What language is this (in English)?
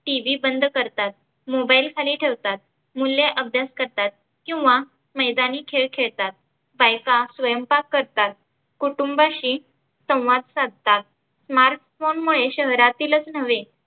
Marathi